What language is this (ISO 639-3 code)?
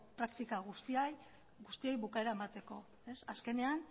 eus